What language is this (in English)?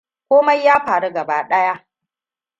Hausa